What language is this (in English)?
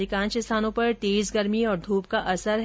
Hindi